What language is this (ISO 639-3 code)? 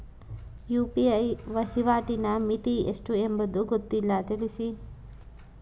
kan